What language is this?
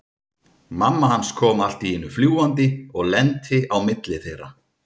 Icelandic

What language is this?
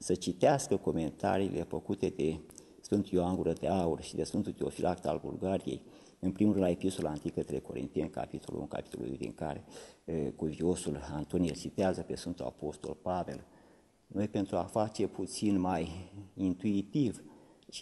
Romanian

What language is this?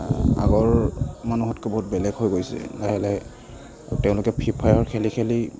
Assamese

